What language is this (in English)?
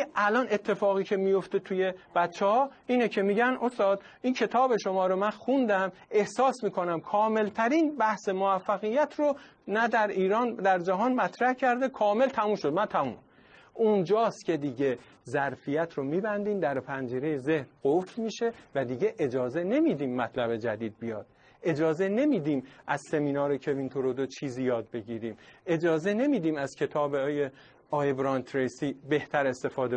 Persian